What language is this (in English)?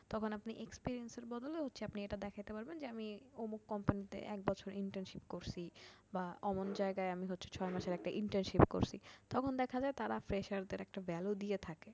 Bangla